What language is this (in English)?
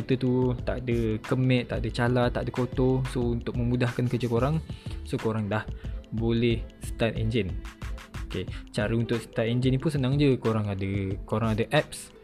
Malay